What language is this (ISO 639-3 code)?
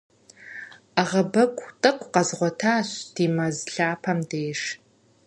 kbd